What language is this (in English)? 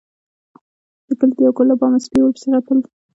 Pashto